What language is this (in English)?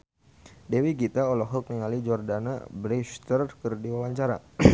Sundanese